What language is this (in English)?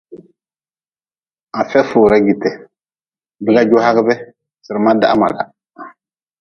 Nawdm